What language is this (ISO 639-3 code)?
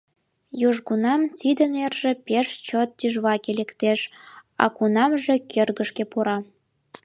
chm